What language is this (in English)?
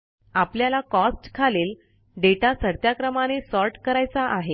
Marathi